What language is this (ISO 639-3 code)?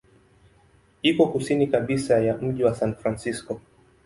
swa